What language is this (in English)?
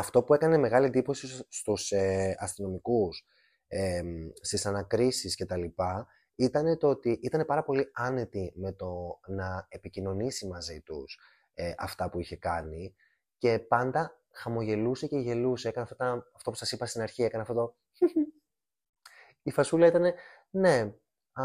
Greek